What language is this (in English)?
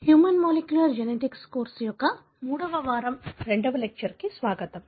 Telugu